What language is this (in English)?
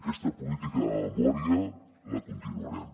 Catalan